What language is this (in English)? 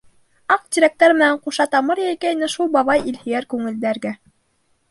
Bashkir